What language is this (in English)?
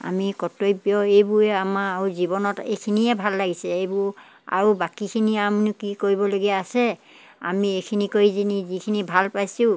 Assamese